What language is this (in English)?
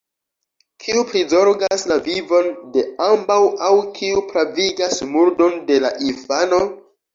Esperanto